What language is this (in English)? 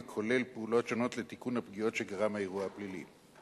Hebrew